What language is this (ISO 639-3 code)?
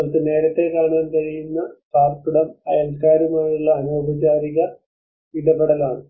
mal